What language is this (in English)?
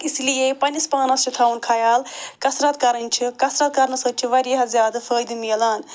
Kashmiri